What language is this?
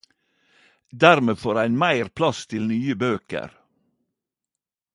Norwegian Nynorsk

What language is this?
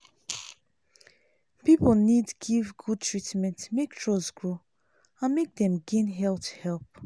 Nigerian Pidgin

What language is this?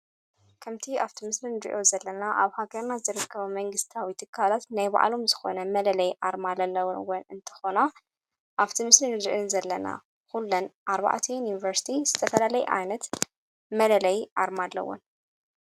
Tigrinya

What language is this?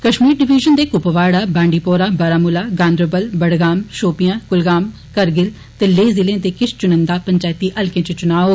Dogri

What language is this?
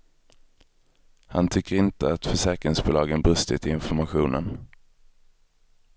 Swedish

